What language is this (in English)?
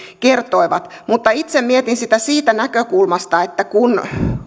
Finnish